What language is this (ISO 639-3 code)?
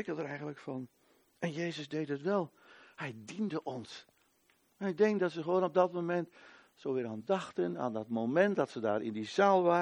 nld